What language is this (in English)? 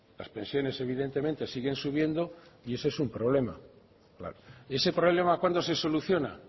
Spanish